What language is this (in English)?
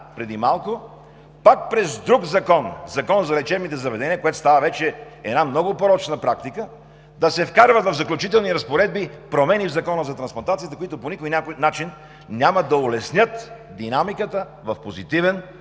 Bulgarian